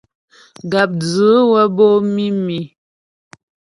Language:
Ghomala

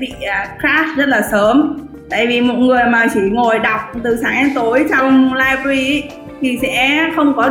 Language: Vietnamese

